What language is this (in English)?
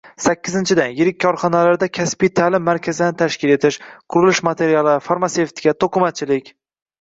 Uzbek